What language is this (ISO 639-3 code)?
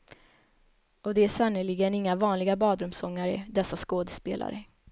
swe